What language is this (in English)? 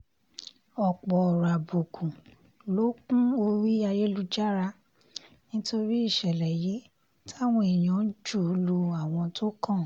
Yoruba